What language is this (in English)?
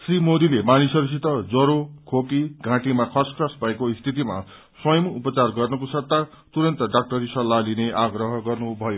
Nepali